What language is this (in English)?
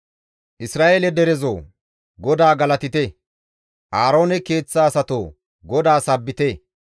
Gamo